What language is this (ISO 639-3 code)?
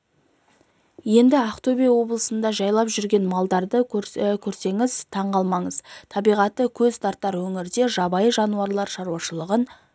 kaz